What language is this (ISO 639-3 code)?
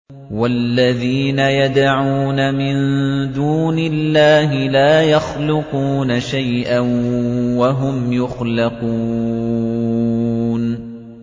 ara